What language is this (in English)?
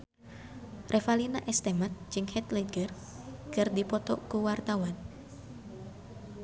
Sundanese